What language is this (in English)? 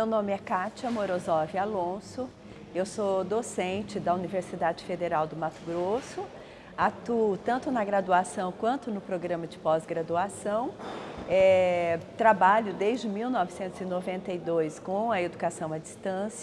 Portuguese